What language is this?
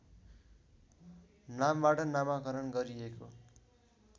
Nepali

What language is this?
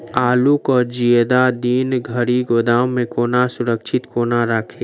Maithili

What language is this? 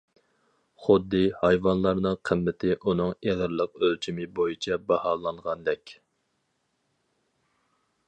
Uyghur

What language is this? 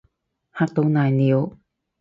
Cantonese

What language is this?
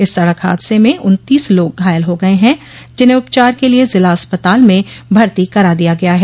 Hindi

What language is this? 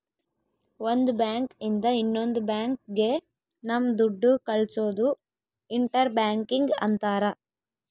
Kannada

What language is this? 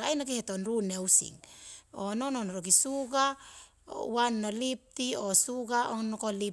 Siwai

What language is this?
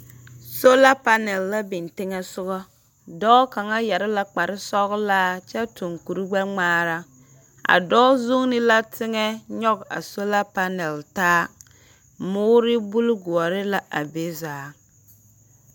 Southern Dagaare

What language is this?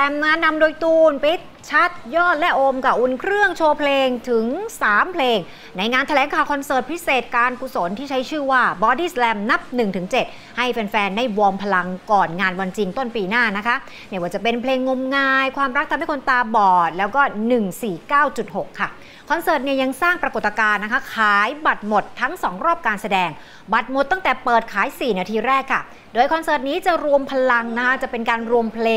Thai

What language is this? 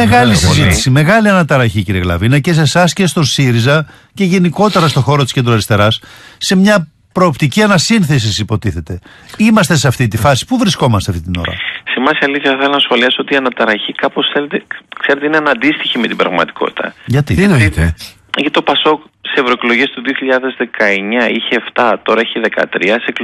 Greek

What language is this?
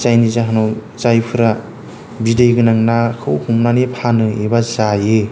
Bodo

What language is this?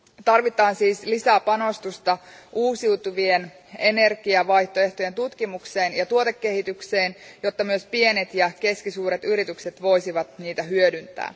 Finnish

